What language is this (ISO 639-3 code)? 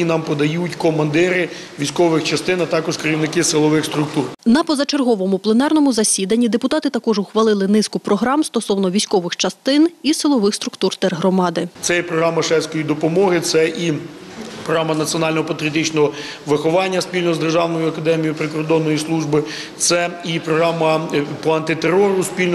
ukr